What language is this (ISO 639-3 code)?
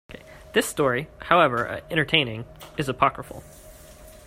eng